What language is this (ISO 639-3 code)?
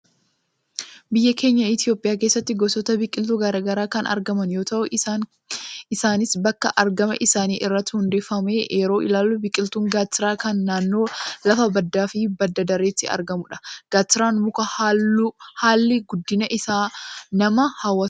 orm